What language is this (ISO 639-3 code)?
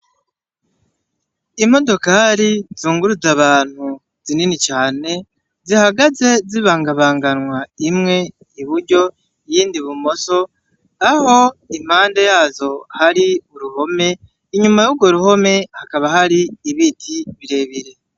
run